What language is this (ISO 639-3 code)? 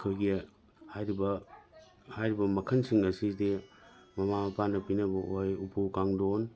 mni